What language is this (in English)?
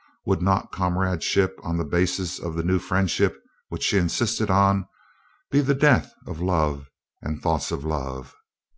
English